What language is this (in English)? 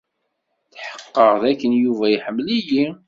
Kabyle